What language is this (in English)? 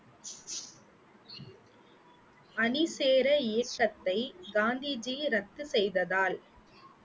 Tamil